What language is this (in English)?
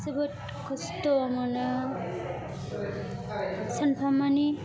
Bodo